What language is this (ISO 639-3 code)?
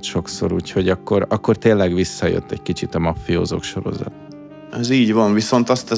hun